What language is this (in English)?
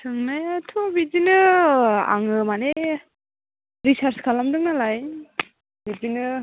Bodo